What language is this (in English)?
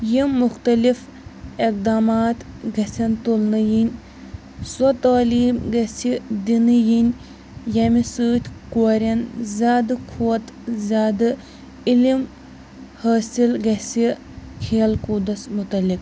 Kashmiri